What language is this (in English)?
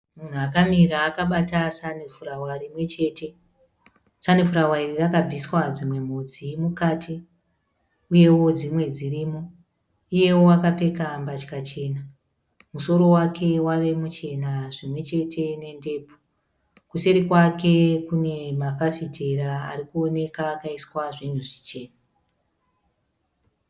Shona